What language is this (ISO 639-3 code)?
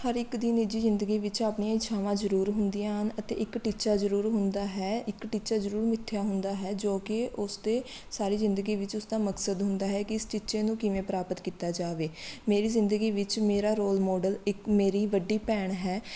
pan